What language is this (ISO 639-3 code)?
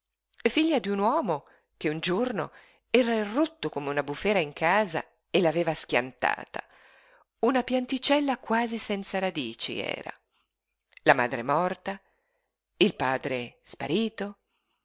ita